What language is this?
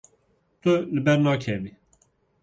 Kurdish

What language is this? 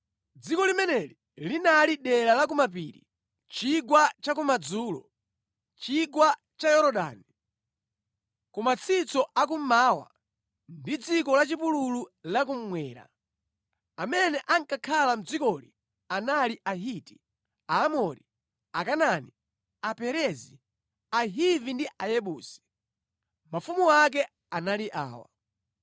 Nyanja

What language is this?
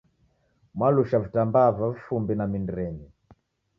Taita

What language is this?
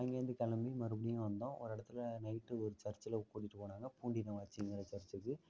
Tamil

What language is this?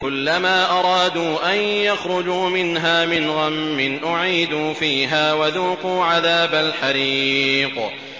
Arabic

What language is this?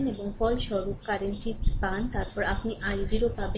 Bangla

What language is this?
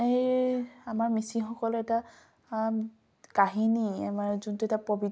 Assamese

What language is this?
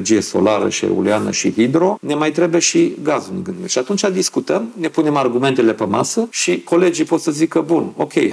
Romanian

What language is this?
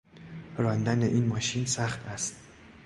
Persian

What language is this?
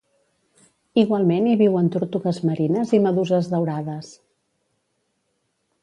Catalan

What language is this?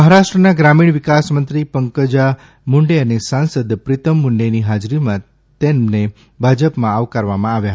Gujarati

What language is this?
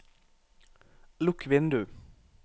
Norwegian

